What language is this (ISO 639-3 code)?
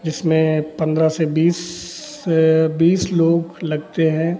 hin